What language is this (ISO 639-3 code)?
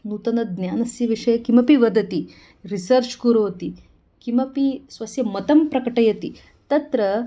san